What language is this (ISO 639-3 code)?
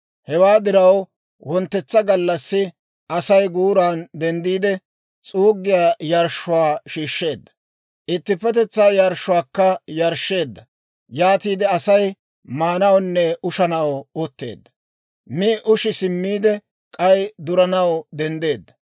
dwr